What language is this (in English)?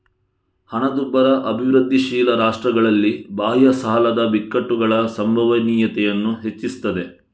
Kannada